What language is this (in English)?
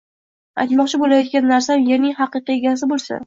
Uzbek